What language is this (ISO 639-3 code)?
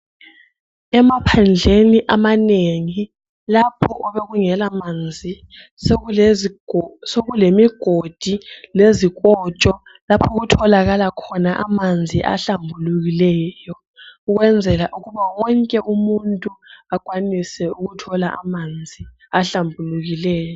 nde